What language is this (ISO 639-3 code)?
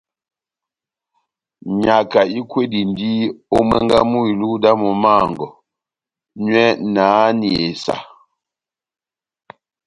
bnm